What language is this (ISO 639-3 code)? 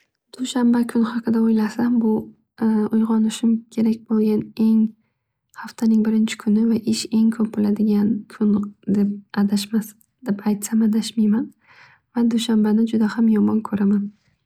uzb